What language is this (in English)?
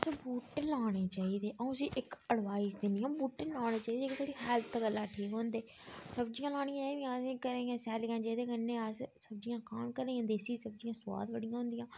Dogri